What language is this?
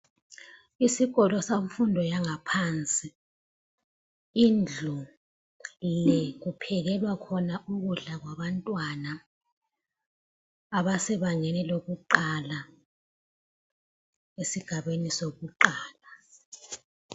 North Ndebele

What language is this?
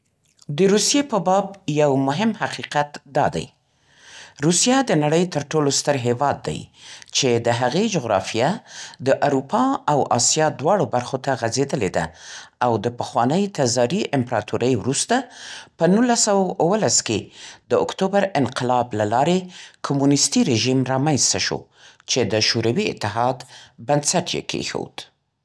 Central Pashto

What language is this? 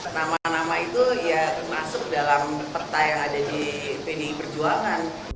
Indonesian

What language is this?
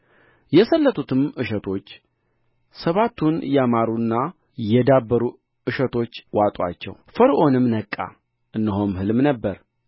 Amharic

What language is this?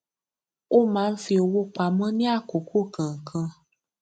Yoruba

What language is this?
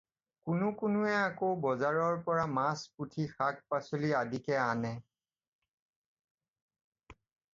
Assamese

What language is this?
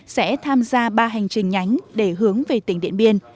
Vietnamese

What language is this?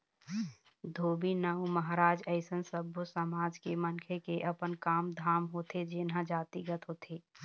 Chhattisgarhi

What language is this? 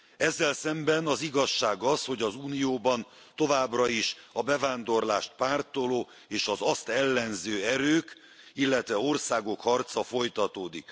Hungarian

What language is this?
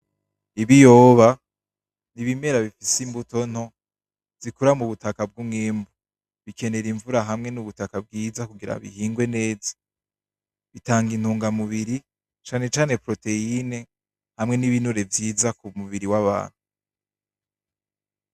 Rundi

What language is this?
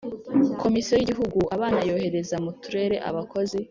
Kinyarwanda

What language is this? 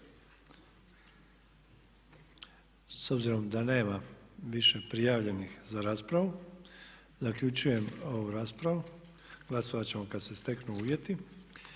Croatian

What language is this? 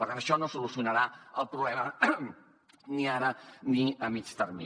Catalan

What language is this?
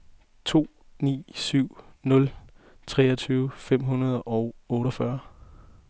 Danish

